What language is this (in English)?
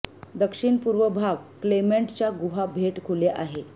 Marathi